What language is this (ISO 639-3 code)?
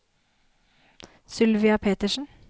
nor